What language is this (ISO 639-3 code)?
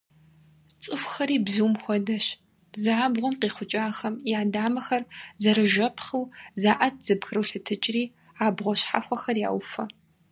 kbd